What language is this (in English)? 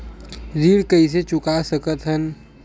Chhattisgarhi